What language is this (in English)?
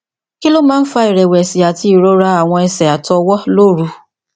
Yoruba